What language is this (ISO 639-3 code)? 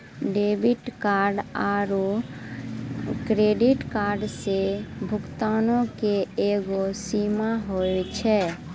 mai